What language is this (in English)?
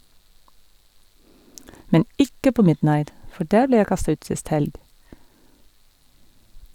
Norwegian